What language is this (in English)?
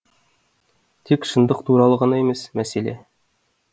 Kazakh